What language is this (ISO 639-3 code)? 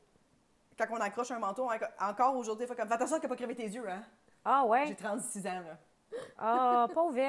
fra